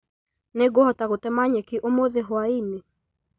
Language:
Kikuyu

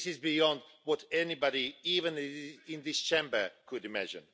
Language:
English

